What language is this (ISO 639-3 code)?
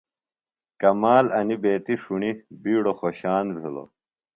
phl